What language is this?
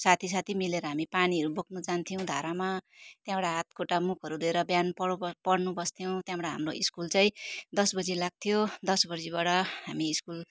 Nepali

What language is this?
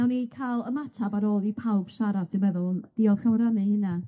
Welsh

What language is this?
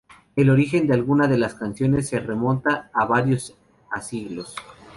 Spanish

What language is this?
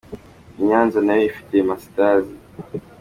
Kinyarwanda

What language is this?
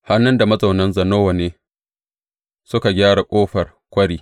Hausa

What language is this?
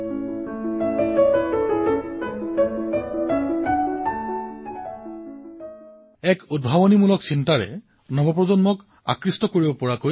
Assamese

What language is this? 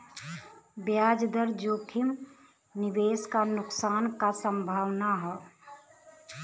Bhojpuri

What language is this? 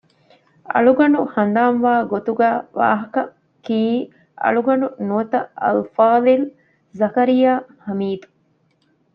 Divehi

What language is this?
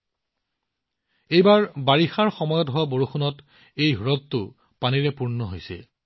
Assamese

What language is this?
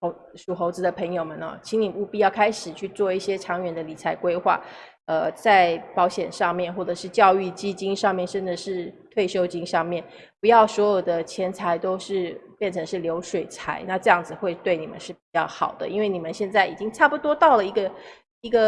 Chinese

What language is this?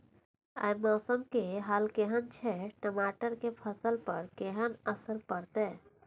Maithili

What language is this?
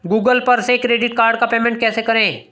Hindi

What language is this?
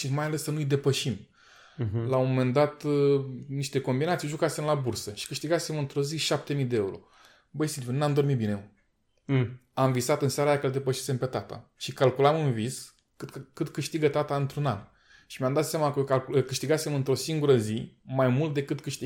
Romanian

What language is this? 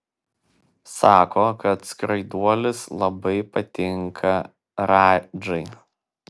Lithuanian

